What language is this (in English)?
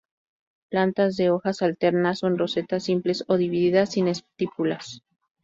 Spanish